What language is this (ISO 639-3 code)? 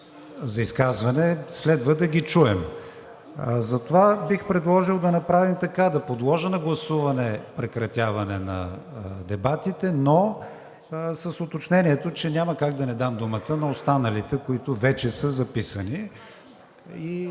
bul